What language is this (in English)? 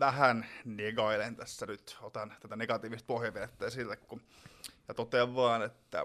Finnish